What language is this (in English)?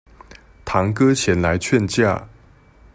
Chinese